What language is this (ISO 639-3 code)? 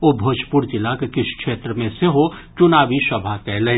mai